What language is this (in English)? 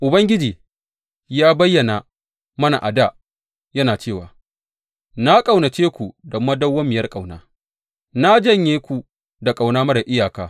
Hausa